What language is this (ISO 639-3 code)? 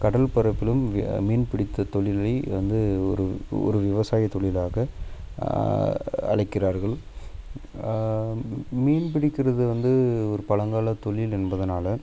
tam